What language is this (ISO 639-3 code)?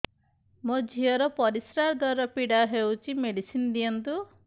ori